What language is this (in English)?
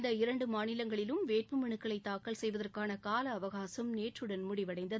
Tamil